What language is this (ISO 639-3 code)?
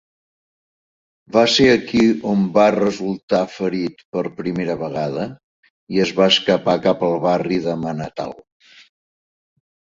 cat